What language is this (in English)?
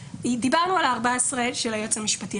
Hebrew